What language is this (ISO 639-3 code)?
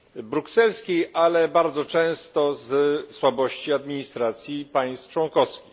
pol